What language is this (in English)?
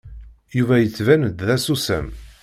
Kabyle